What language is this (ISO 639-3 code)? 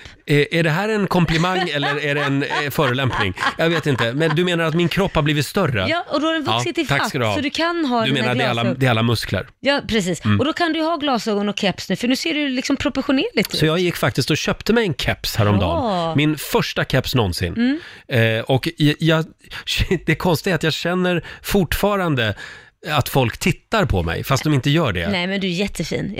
swe